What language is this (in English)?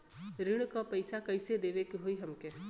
Bhojpuri